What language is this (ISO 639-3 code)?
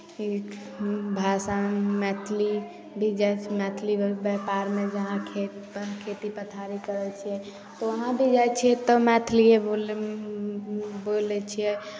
mai